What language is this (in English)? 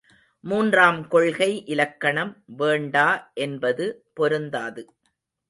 Tamil